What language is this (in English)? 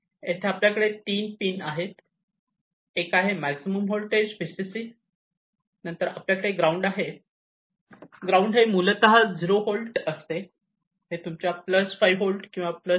Marathi